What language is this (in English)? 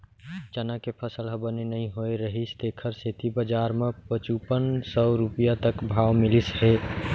Chhattisgarhi